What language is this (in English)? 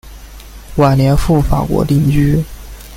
Chinese